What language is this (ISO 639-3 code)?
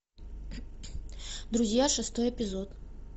rus